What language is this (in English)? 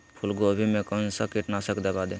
Magahi